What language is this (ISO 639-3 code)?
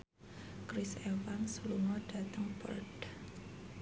jav